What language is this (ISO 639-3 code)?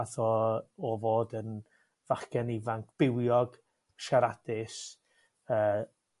cym